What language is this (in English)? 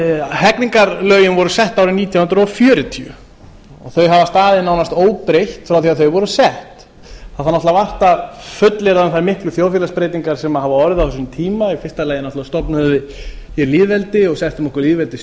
Icelandic